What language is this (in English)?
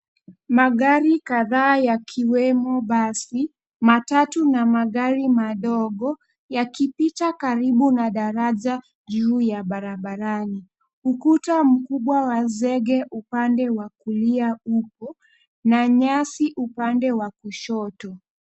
Swahili